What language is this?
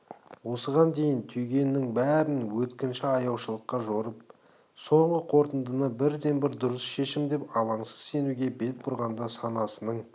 Kazakh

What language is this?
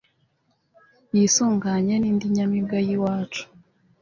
Kinyarwanda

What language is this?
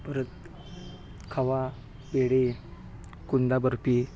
Marathi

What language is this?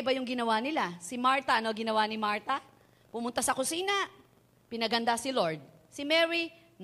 Filipino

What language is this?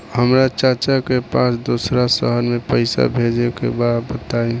Bhojpuri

